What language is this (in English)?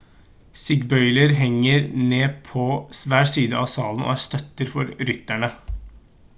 Norwegian Bokmål